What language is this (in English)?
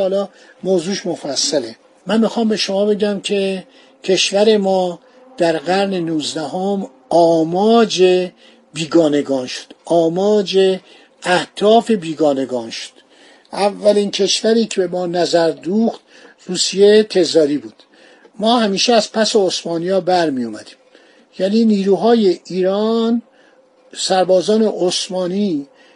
Persian